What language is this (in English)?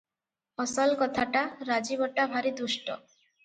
Odia